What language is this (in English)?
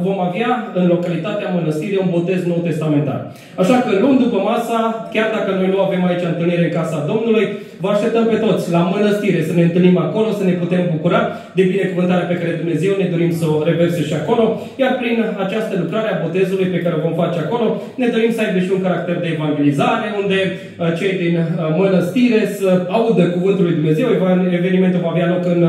Romanian